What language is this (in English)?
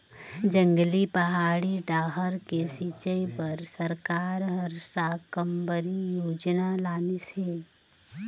Chhattisgarhi